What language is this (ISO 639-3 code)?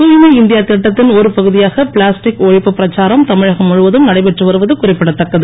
tam